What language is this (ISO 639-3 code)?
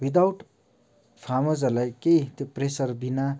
nep